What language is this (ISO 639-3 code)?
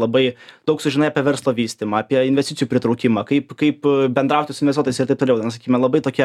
lit